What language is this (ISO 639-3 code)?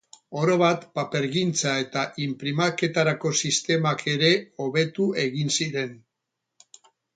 eus